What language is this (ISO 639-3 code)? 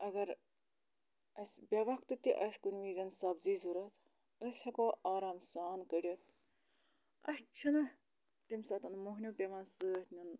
kas